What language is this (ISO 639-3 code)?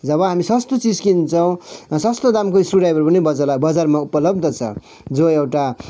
nep